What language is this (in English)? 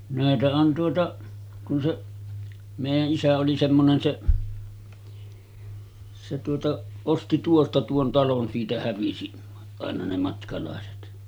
Finnish